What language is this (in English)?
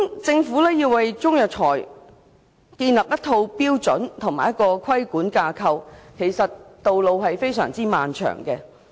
Cantonese